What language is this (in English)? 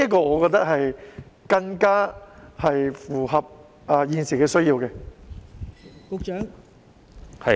Cantonese